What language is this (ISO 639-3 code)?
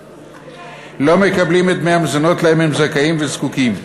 heb